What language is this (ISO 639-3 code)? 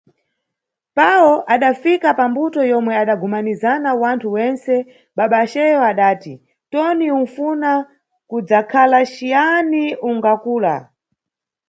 nyu